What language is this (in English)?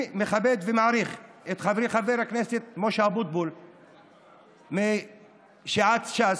Hebrew